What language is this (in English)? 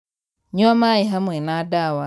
Kikuyu